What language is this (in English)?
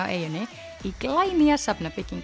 Icelandic